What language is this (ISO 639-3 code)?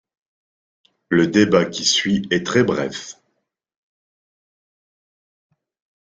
fra